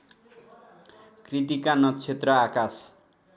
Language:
Nepali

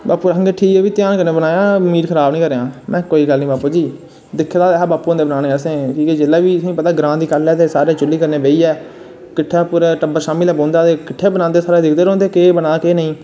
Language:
Dogri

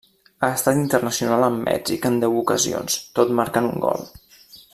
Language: Catalan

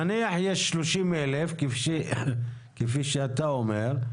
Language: Hebrew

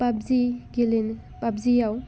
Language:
Bodo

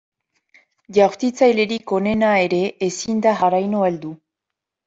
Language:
Basque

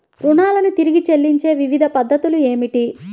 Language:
Telugu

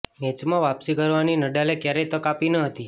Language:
Gujarati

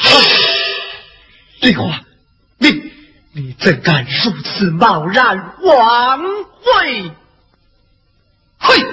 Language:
Chinese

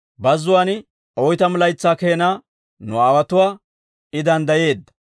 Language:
Dawro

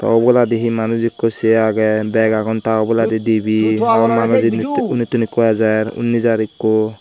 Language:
Chakma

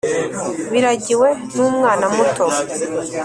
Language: Kinyarwanda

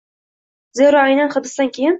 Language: Uzbek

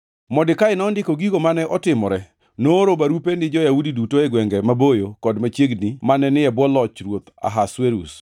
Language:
Luo (Kenya and Tanzania)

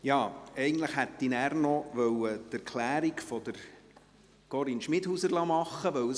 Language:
Swiss German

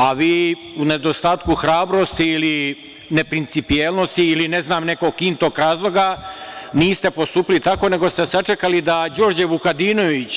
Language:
Serbian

